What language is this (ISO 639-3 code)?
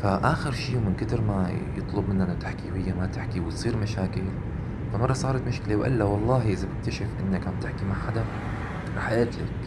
ara